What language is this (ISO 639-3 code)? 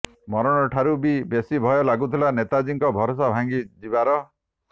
ori